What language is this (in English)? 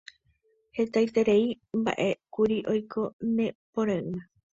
Guarani